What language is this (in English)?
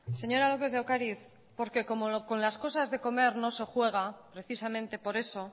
Spanish